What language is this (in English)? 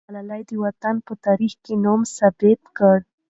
Pashto